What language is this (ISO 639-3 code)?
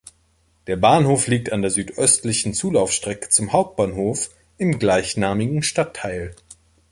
deu